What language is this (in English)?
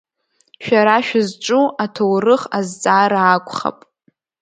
Abkhazian